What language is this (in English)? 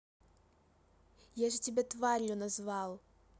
Russian